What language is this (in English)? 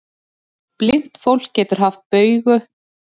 Icelandic